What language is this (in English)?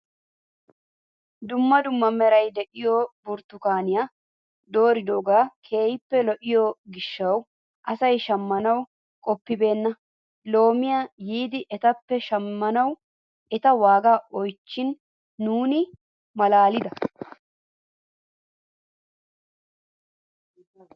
Wolaytta